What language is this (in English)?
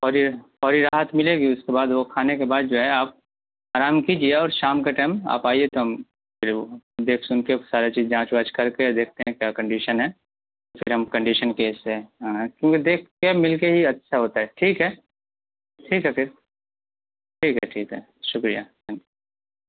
Urdu